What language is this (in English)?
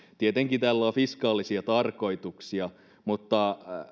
Finnish